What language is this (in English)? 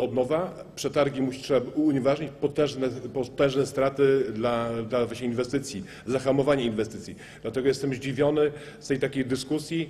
Polish